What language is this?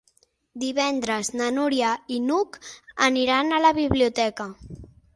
Catalan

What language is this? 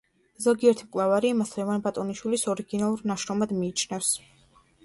Georgian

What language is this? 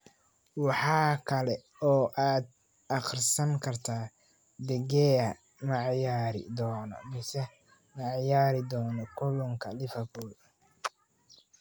Somali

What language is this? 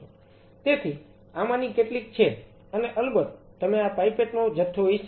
Gujarati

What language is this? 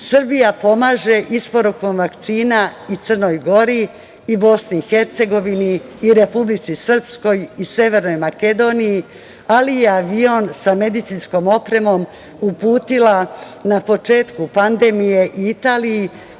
Serbian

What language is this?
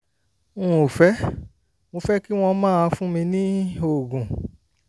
Yoruba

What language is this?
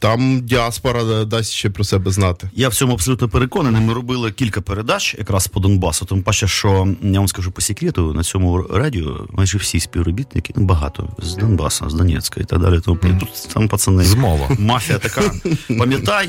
Ukrainian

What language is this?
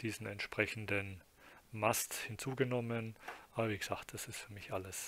German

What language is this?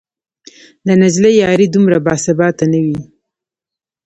Pashto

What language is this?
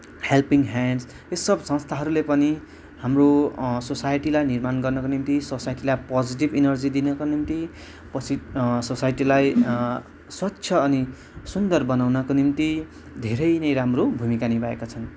Nepali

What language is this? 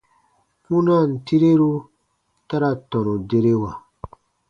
Baatonum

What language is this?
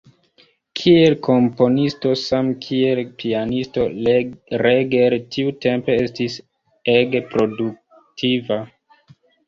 Esperanto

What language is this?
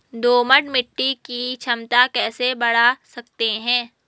Hindi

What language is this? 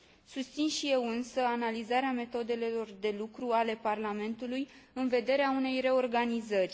Romanian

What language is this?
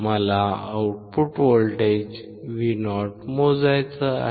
Marathi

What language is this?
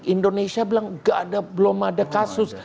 Indonesian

